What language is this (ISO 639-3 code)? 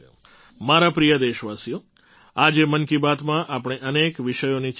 guj